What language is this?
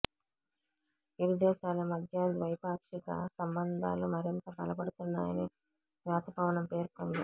Telugu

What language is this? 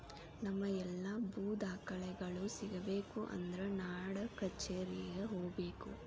Kannada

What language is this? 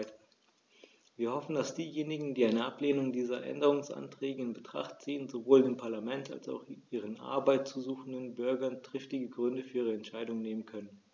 German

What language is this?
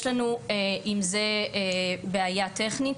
Hebrew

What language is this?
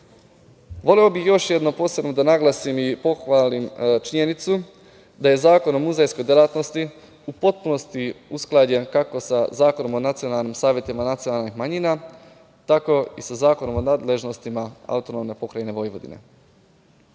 Serbian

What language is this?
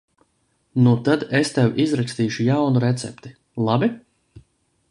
Latvian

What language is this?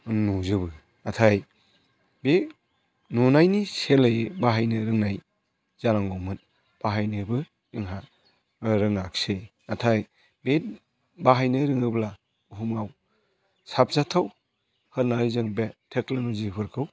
Bodo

